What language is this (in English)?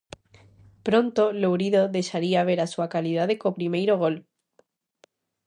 Galician